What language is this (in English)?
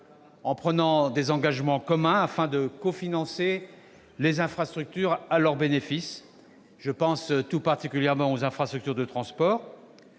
French